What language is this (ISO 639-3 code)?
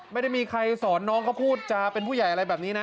tha